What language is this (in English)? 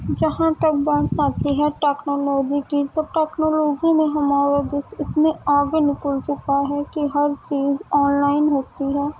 Urdu